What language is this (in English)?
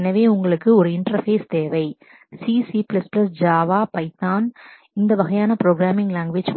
Tamil